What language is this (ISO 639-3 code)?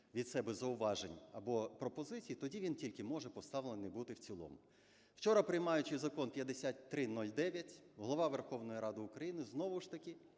ukr